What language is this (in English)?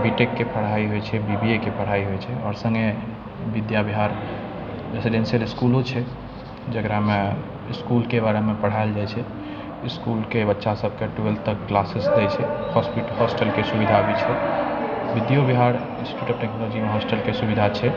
Maithili